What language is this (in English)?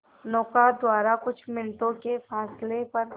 Hindi